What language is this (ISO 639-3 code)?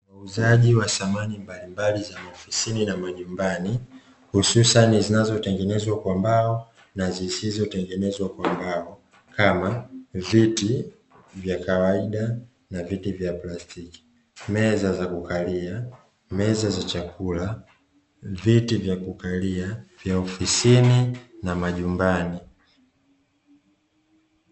swa